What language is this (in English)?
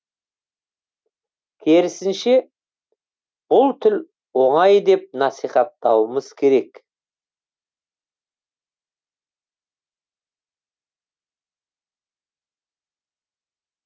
Kazakh